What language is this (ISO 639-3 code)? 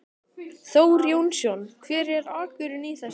isl